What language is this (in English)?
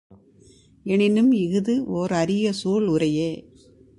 Tamil